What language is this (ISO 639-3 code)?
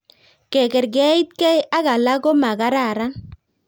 kln